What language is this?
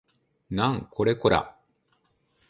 Japanese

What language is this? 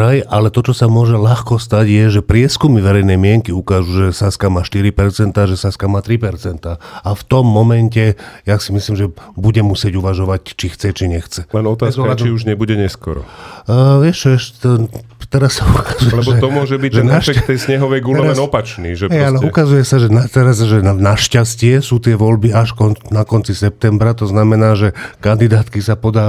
Slovak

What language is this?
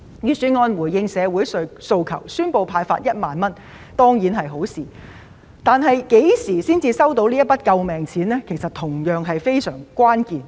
Cantonese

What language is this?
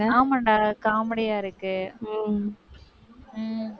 Tamil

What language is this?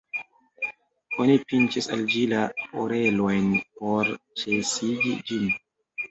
Esperanto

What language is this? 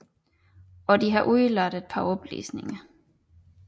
Danish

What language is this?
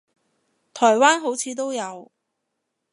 Cantonese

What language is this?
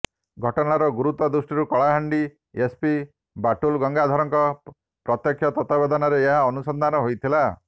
Odia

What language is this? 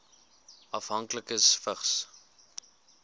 Afrikaans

